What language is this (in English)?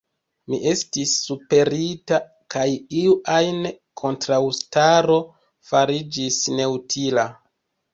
Esperanto